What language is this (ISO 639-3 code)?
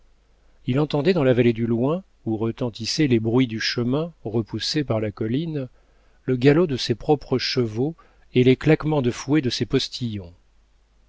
fra